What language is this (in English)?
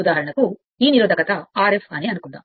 Telugu